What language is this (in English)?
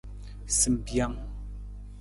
Nawdm